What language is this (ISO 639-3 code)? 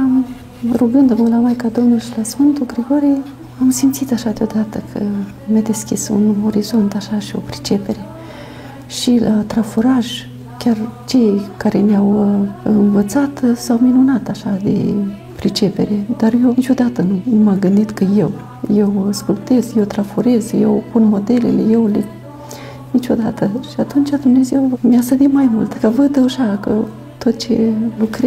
ron